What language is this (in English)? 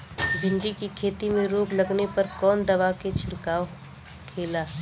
Bhojpuri